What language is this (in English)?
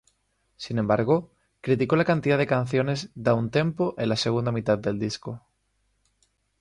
Spanish